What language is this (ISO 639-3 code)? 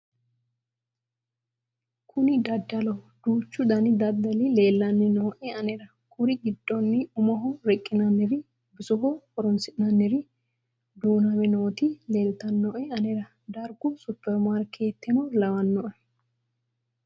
sid